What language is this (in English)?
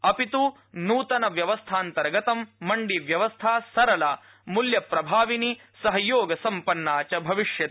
Sanskrit